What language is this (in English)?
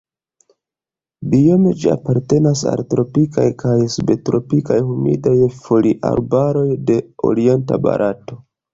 Esperanto